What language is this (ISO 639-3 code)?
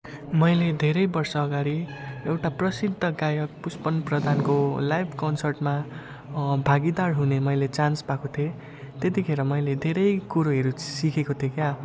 nep